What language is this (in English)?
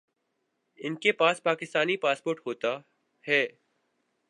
Urdu